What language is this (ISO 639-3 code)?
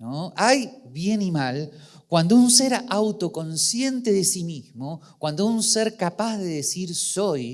spa